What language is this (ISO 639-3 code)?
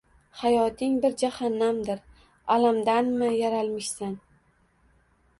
uzb